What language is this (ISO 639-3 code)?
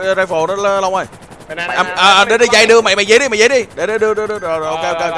vie